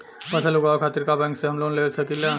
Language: Bhojpuri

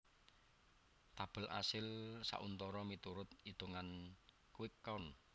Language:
Javanese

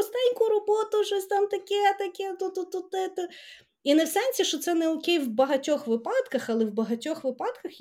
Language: Ukrainian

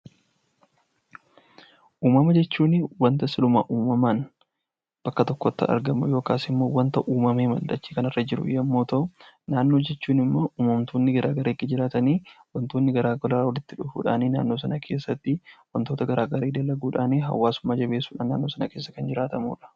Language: Oromo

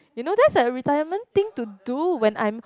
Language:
English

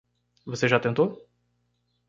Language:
Portuguese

